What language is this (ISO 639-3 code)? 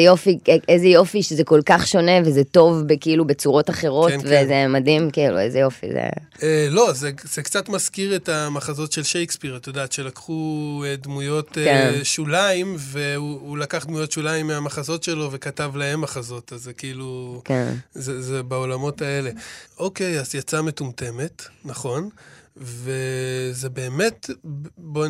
heb